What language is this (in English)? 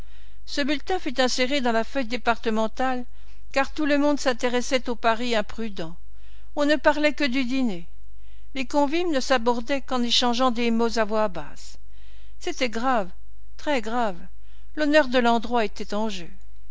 French